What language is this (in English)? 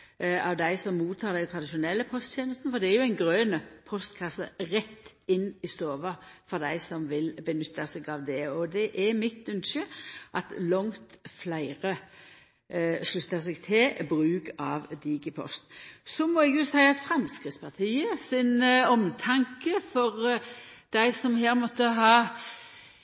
Norwegian Nynorsk